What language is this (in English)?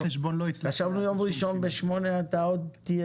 Hebrew